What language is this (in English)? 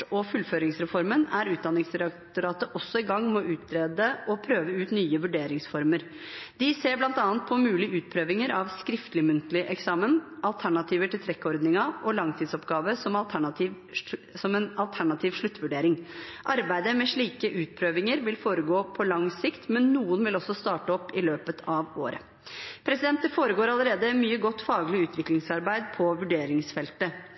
Norwegian Bokmål